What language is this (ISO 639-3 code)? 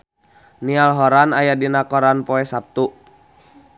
sun